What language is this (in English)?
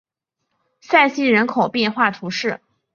Chinese